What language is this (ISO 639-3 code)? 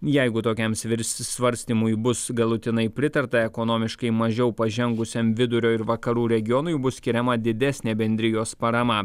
lit